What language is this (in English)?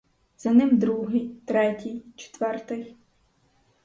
Ukrainian